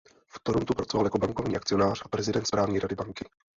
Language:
Czech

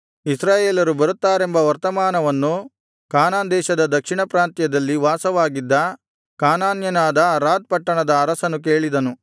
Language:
Kannada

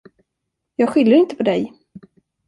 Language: Swedish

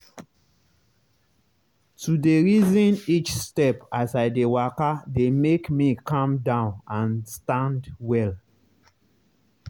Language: Nigerian Pidgin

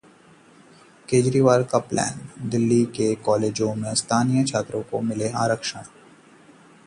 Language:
Hindi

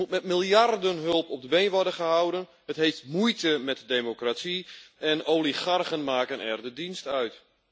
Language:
Dutch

